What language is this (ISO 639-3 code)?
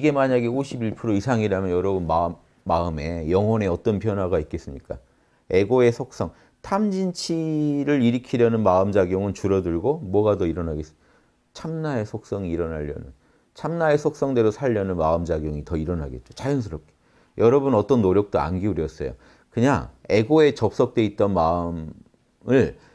kor